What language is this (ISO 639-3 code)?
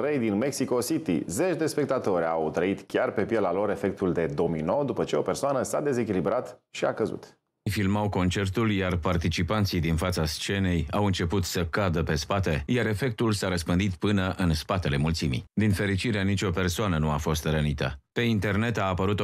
ron